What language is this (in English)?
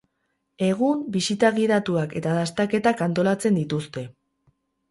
Basque